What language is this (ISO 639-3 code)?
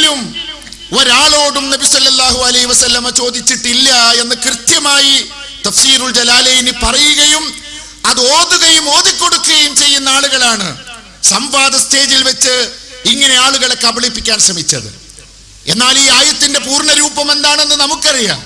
mal